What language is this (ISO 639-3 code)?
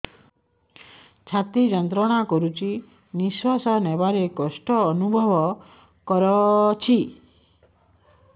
ori